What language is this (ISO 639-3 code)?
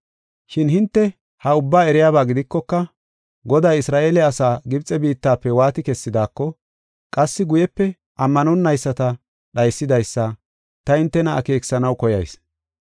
gof